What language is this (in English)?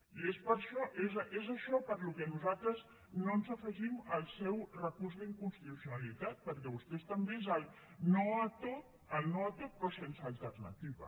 Catalan